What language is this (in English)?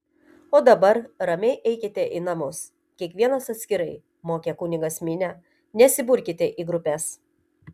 Lithuanian